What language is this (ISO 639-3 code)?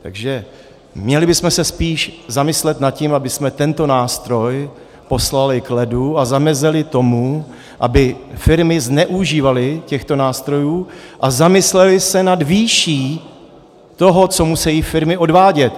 ces